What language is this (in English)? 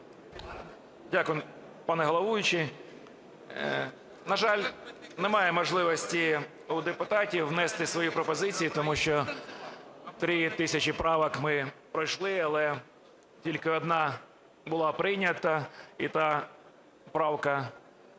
Ukrainian